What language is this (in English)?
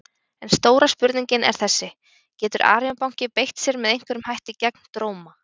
Icelandic